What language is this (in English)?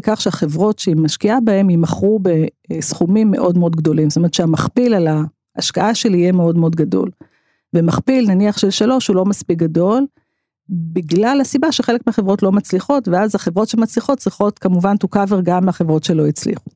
Hebrew